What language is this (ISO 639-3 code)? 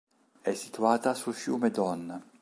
ita